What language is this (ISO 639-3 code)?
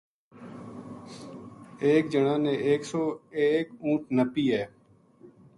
gju